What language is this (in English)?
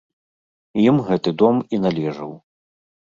Belarusian